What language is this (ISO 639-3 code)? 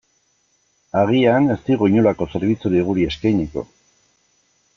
eus